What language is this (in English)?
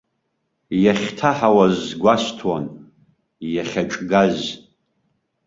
Abkhazian